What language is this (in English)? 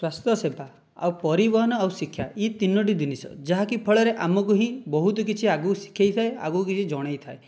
Odia